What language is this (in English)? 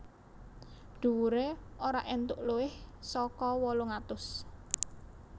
Javanese